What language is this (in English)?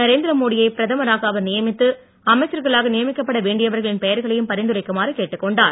Tamil